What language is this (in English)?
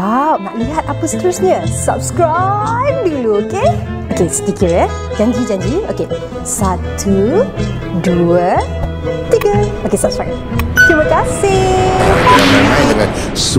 Malay